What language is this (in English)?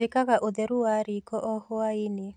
Kikuyu